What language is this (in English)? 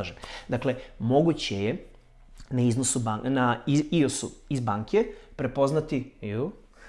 Serbian